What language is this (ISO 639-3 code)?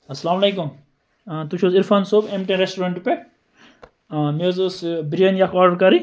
kas